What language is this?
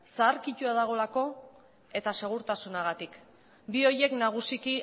Basque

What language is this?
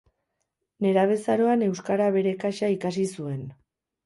Basque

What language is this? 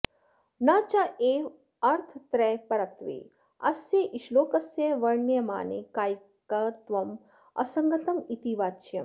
Sanskrit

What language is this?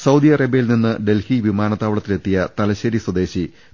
Malayalam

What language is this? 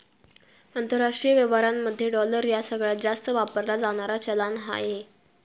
Marathi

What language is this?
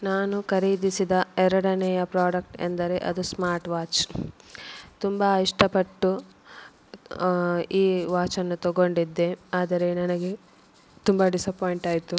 Kannada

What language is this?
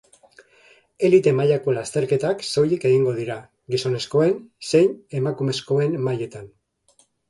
Basque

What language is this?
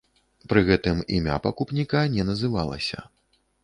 Belarusian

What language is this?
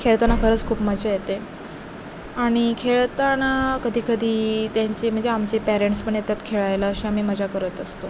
Marathi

